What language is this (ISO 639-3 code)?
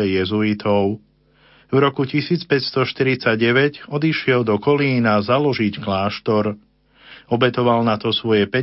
slk